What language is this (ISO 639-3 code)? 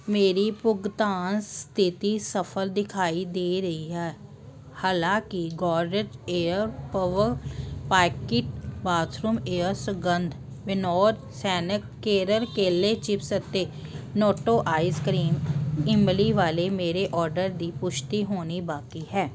pan